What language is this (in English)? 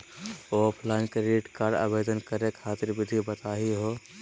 Magahi